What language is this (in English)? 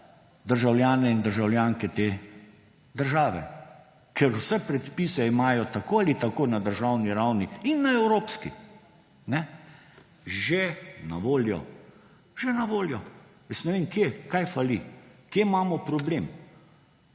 Slovenian